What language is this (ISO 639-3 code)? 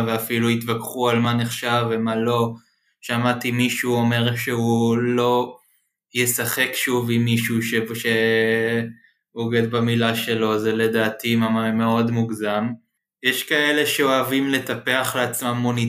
heb